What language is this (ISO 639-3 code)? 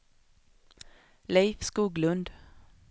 swe